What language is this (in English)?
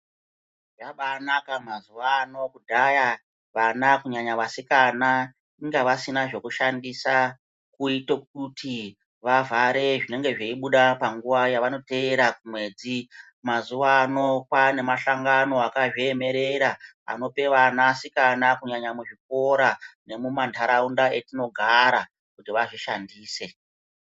Ndau